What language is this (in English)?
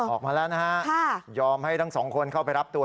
Thai